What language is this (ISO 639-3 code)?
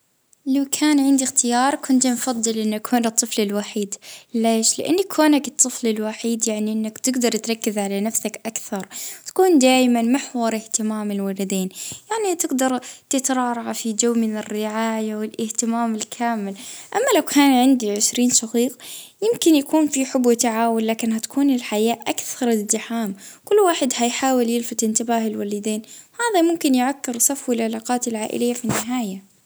ayl